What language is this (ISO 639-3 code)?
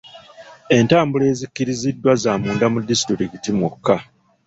lug